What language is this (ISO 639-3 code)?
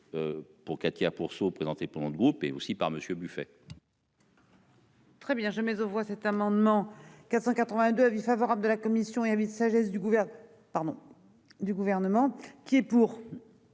fra